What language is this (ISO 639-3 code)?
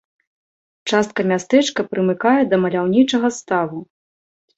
bel